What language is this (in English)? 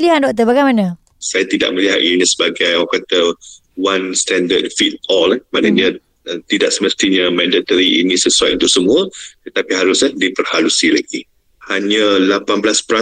Malay